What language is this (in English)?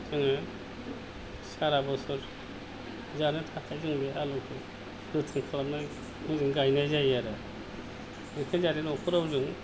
Bodo